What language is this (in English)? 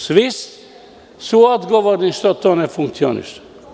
Serbian